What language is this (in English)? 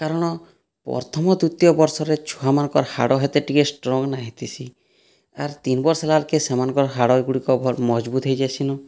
Odia